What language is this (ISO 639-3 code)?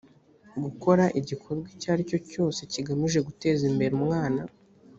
kin